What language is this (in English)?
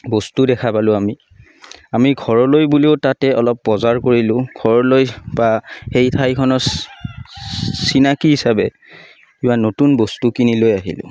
Assamese